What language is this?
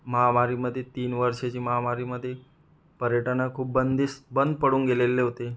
Marathi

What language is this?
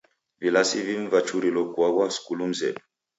Taita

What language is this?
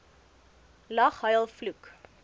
Afrikaans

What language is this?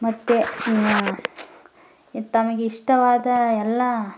Kannada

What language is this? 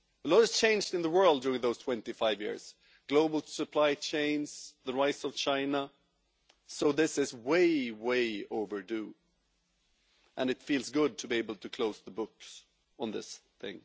English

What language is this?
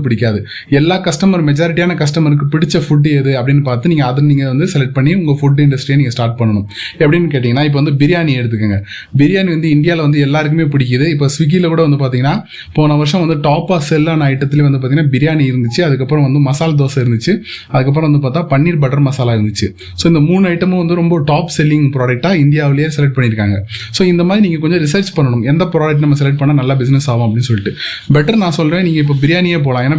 Tamil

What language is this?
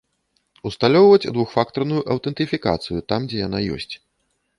Belarusian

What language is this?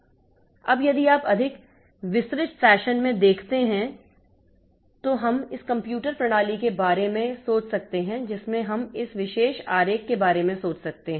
Hindi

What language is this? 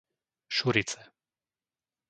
Slovak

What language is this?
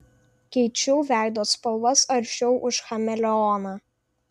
Lithuanian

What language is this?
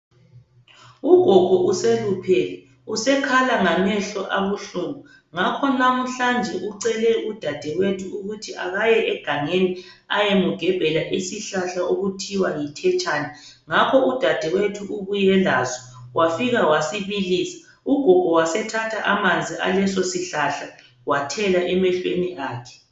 North Ndebele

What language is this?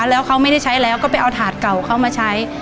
Thai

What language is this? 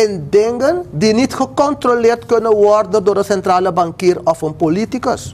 Dutch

